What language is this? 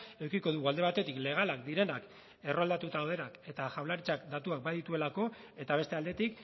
Basque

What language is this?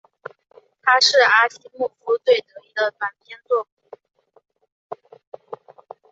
Chinese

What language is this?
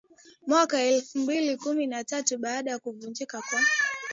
Swahili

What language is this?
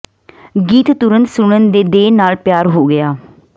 Punjabi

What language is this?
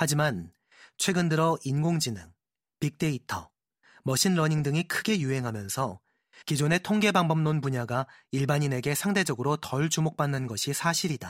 Korean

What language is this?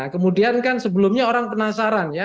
Indonesian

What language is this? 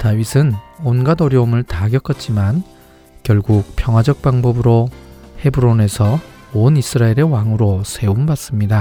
Korean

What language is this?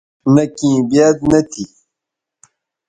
Bateri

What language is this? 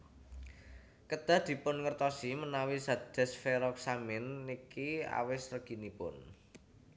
Javanese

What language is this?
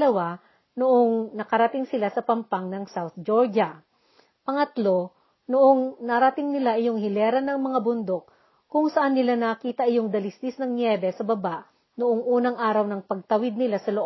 Filipino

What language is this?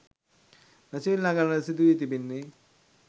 Sinhala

